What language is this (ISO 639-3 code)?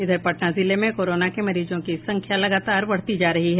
hin